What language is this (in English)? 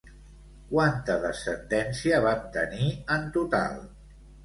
Catalan